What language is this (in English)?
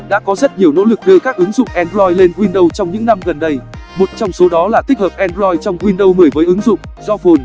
Vietnamese